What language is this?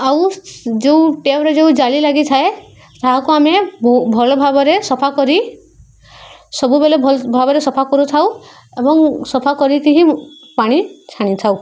Odia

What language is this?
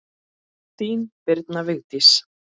Icelandic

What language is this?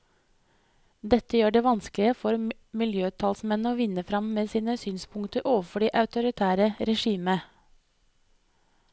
Norwegian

